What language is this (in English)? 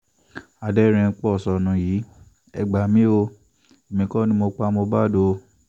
Yoruba